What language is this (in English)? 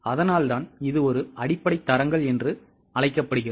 Tamil